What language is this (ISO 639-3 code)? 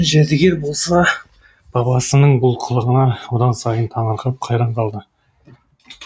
kaz